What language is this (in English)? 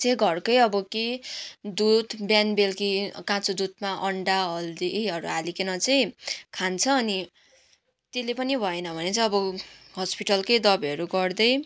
Nepali